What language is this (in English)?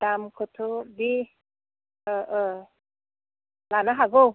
Bodo